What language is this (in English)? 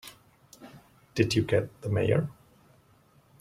English